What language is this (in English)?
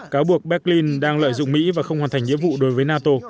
Vietnamese